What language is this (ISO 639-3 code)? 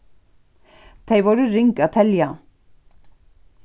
fao